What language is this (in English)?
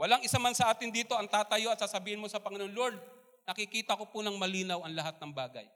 Filipino